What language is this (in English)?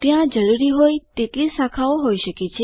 Gujarati